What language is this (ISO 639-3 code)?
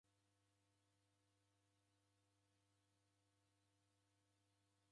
dav